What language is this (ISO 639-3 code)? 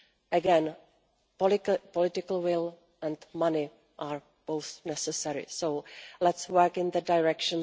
eng